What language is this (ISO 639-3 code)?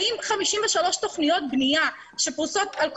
heb